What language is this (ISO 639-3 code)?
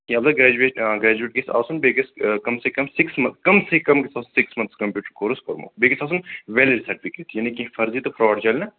kas